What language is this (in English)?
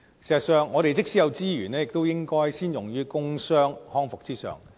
Cantonese